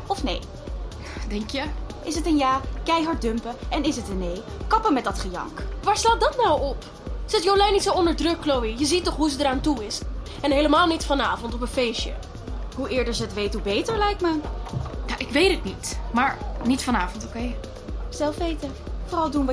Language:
Dutch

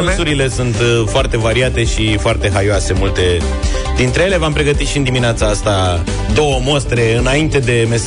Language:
Romanian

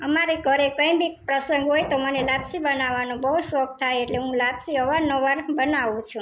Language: Gujarati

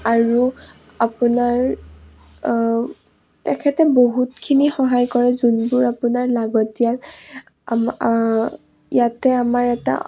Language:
Assamese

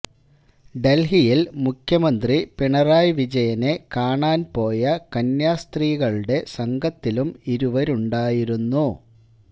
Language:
Malayalam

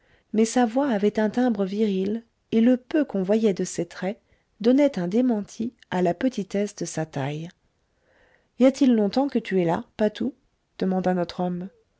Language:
French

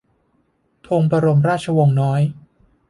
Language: Thai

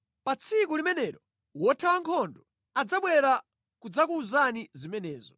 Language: Nyanja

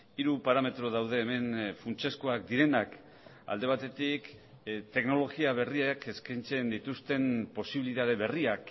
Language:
Basque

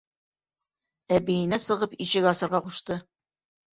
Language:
Bashkir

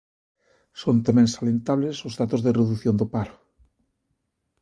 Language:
Galician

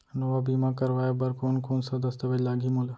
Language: Chhattisgarhi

